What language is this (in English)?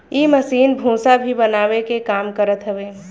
Bhojpuri